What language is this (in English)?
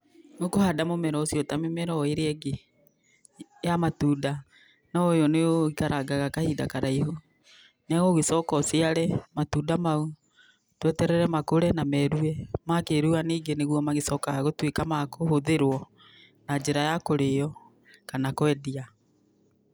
Kikuyu